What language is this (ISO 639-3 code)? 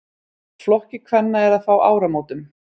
isl